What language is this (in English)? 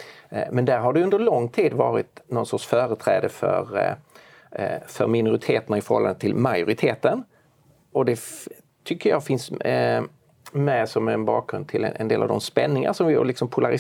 Swedish